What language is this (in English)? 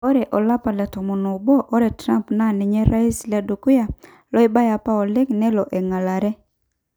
Masai